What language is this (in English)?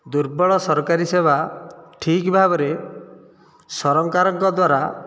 Odia